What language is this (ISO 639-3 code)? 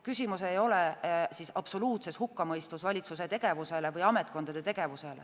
est